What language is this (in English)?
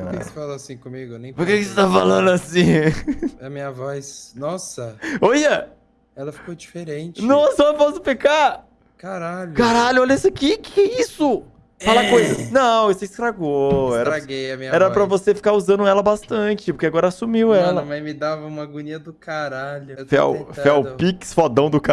Portuguese